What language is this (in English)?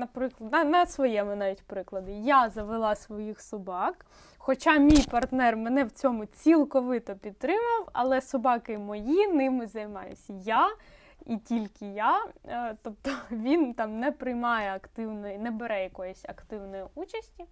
Ukrainian